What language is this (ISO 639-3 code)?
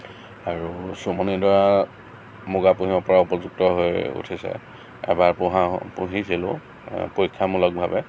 asm